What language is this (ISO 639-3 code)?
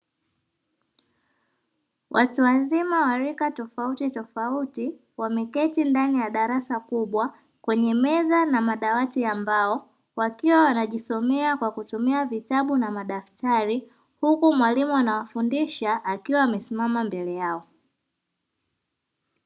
swa